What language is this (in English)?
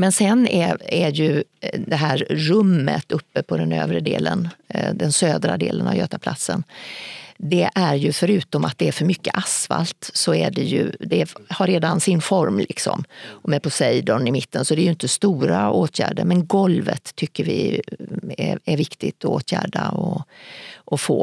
Swedish